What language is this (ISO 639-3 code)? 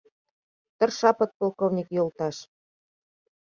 chm